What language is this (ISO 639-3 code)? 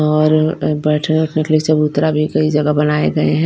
hin